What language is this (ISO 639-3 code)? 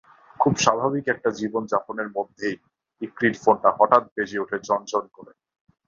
ben